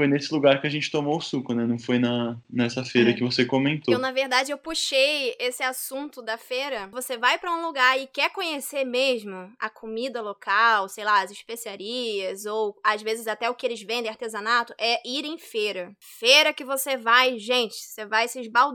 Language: Portuguese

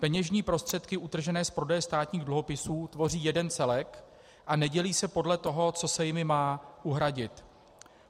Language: Czech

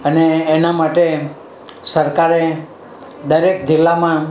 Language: Gujarati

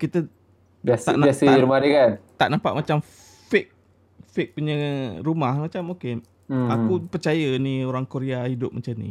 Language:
Malay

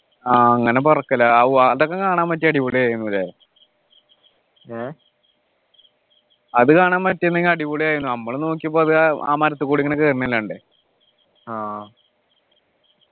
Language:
Malayalam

